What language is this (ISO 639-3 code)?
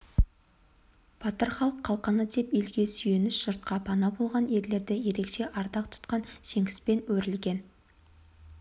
kaz